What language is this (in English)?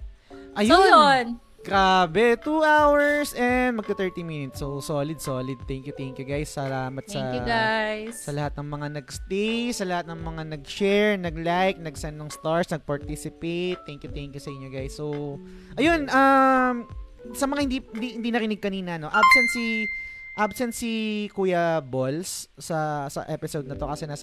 Filipino